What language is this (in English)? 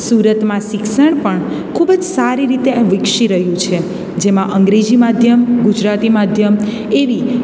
Gujarati